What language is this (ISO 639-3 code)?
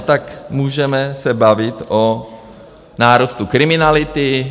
ces